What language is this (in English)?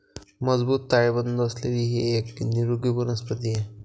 Marathi